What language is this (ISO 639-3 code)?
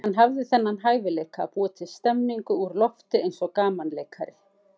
isl